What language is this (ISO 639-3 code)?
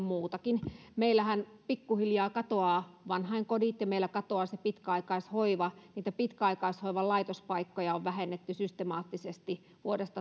fin